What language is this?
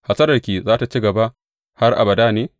Hausa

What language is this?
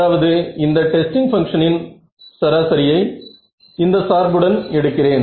Tamil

